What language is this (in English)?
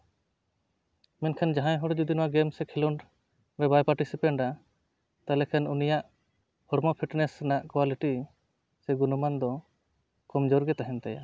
Santali